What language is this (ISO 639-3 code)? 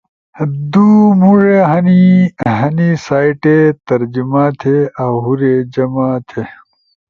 ush